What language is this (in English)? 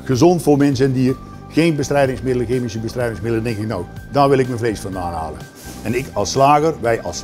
Dutch